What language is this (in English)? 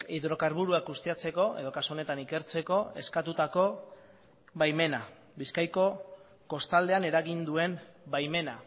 Basque